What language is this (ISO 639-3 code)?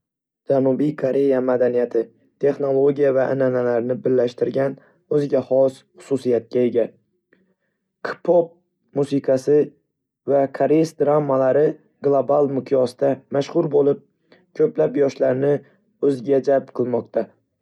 uzb